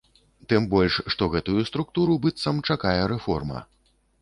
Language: Belarusian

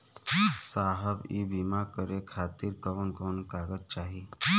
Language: Bhojpuri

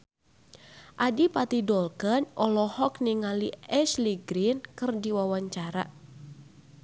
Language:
Sundanese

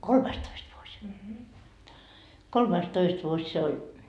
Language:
Finnish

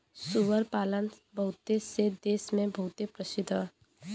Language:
Bhojpuri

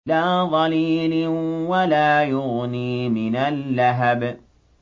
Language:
Arabic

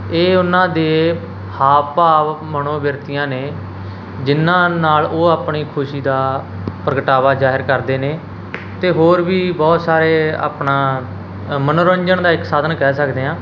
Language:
Punjabi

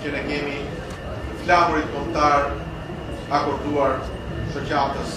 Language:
Romanian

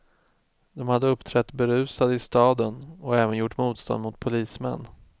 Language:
Swedish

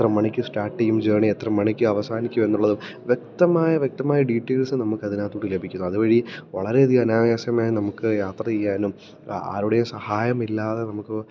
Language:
Malayalam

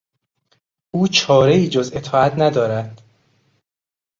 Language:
Persian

